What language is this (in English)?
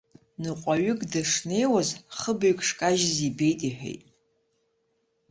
Abkhazian